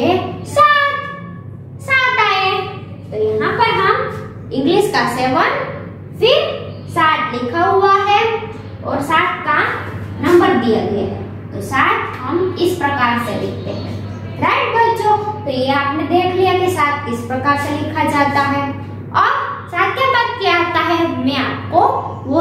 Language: Hindi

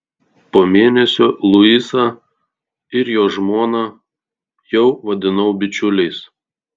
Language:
Lithuanian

